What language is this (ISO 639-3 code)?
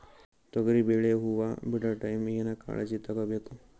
kan